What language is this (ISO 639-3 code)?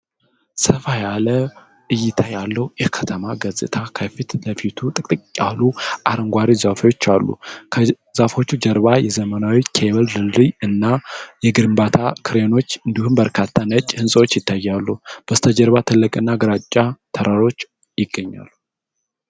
amh